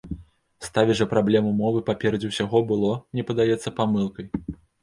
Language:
Belarusian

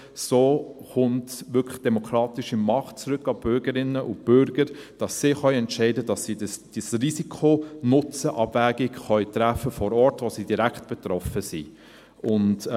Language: Swiss German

